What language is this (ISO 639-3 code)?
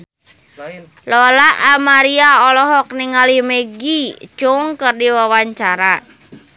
sun